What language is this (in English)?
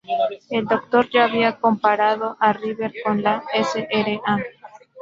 Spanish